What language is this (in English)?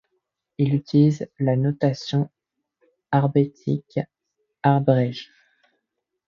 French